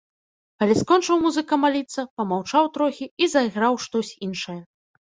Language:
Belarusian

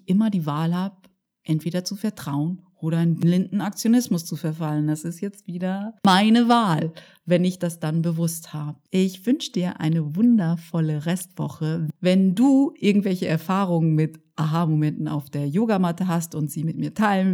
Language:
German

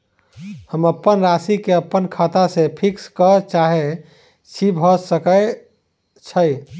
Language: Maithili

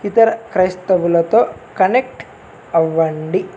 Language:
Telugu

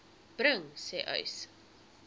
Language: Afrikaans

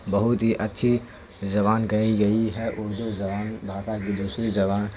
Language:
Urdu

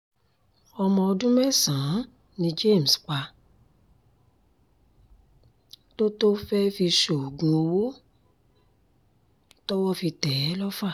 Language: Yoruba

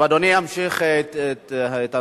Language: Hebrew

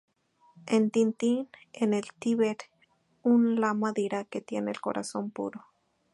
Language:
Spanish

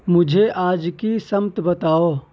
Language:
Urdu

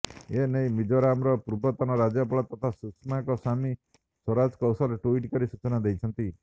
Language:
Odia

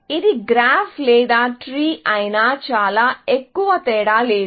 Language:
Telugu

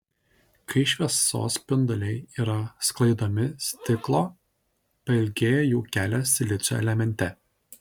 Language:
Lithuanian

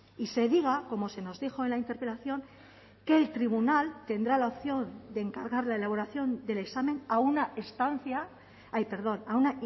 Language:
Spanish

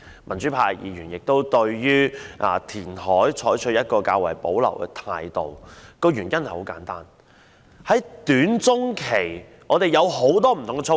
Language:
Cantonese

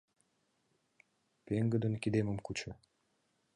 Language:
Mari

